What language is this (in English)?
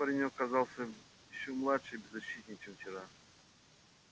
Russian